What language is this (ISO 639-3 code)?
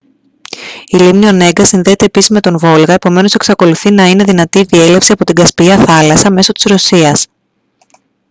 ell